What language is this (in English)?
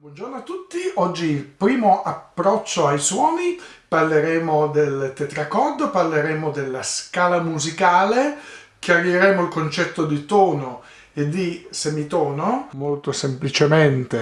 Italian